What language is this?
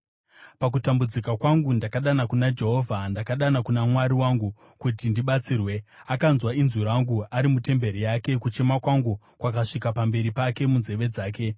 Shona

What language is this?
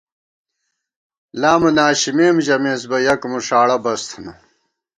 Gawar-Bati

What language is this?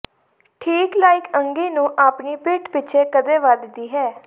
Punjabi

